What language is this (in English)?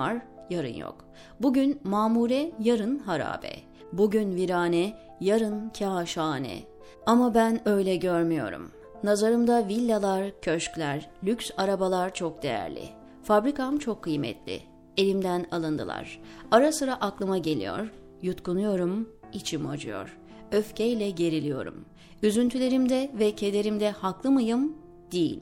Turkish